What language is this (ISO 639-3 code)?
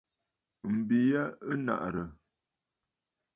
bfd